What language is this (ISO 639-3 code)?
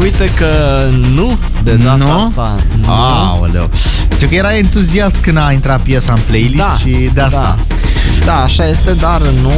ron